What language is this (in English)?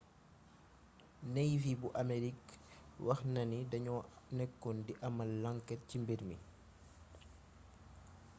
Wolof